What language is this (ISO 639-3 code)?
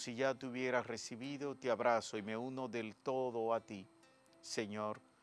spa